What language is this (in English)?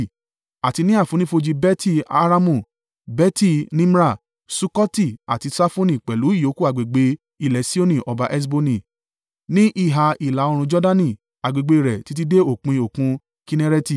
Yoruba